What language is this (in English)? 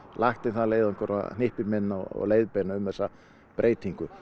Icelandic